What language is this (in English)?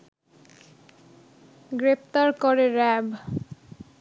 Bangla